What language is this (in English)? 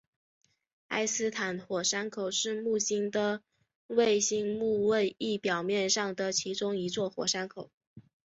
Chinese